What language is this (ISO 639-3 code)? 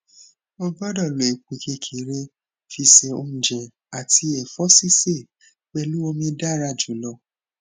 yor